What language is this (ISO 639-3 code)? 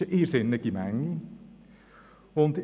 gsw